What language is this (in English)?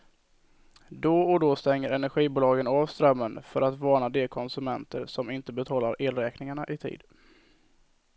Swedish